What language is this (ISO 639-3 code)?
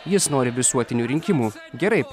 lit